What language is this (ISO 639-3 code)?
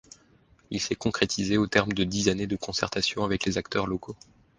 fra